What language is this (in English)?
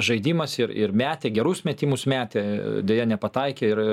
Lithuanian